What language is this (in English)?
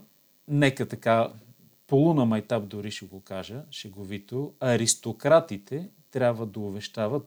Bulgarian